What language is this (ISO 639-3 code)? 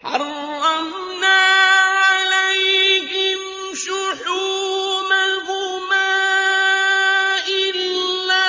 ara